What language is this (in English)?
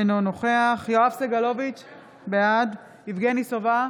Hebrew